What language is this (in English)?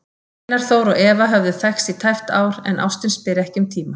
Icelandic